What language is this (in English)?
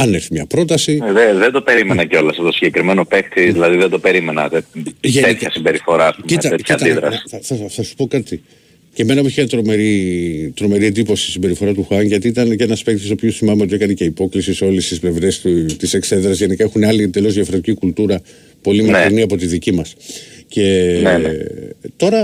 Greek